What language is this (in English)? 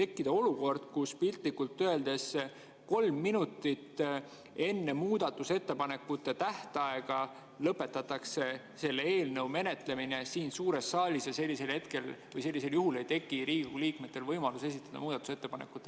Estonian